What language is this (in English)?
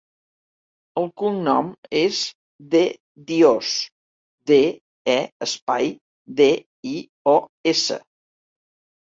Catalan